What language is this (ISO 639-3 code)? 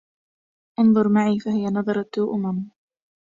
ara